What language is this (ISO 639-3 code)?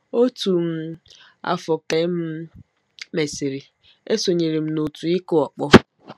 ibo